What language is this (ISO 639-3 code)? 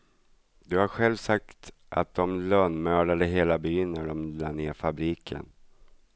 swe